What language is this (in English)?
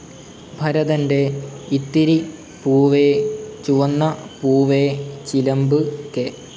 Malayalam